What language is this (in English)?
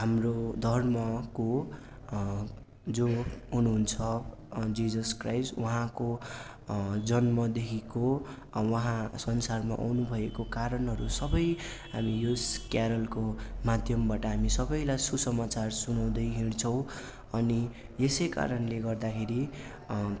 Nepali